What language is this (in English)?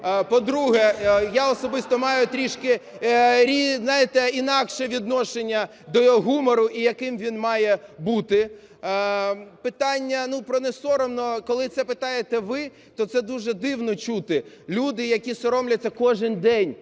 Ukrainian